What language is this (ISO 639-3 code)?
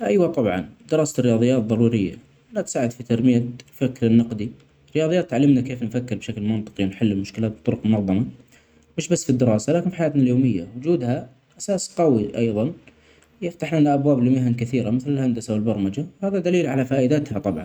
acx